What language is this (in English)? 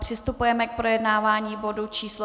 Czech